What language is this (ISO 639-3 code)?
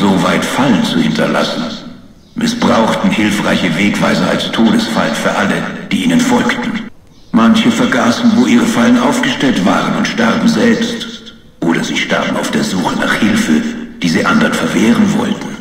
deu